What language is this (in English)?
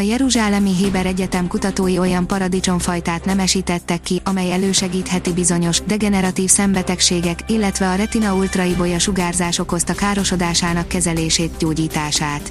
Hungarian